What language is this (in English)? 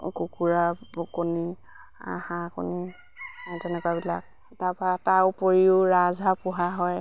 Assamese